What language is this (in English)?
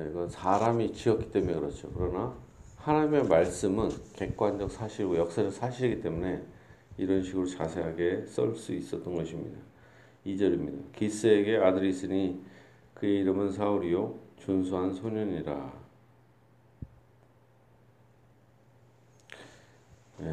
Korean